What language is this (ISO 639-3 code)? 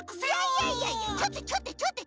jpn